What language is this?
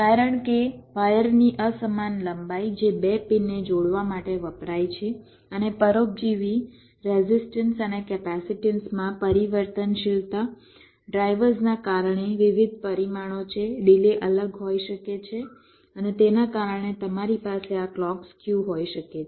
Gujarati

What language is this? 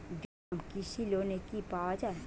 Bangla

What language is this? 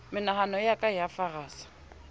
Southern Sotho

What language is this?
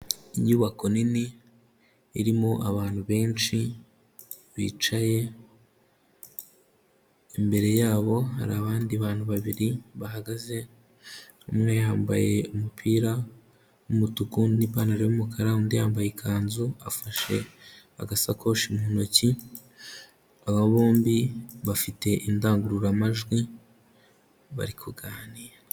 Kinyarwanda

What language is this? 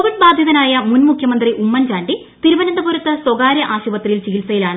Malayalam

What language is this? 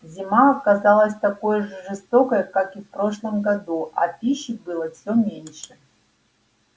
Russian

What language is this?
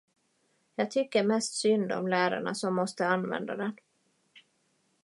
Swedish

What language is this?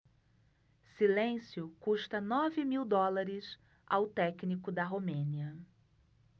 Portuguese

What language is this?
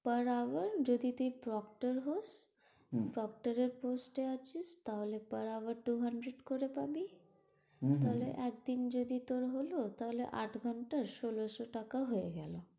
Bangla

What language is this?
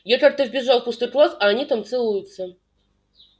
Russian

